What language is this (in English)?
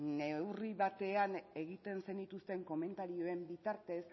Basque